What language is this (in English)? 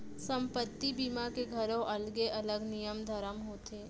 Chhattisgarhi